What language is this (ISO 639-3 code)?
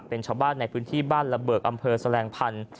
tha